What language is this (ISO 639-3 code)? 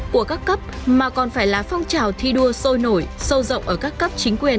vie